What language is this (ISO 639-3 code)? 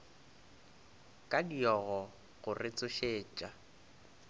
nso